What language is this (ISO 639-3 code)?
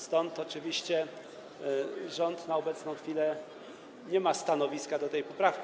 pol